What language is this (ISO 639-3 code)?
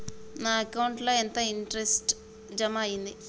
tel